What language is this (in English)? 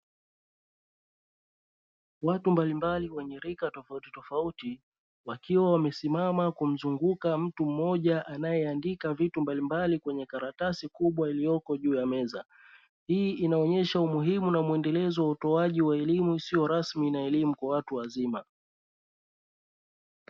Swahili